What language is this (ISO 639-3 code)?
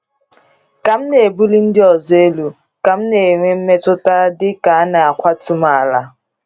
ibo